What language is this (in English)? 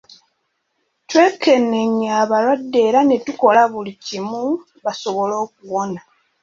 Ganda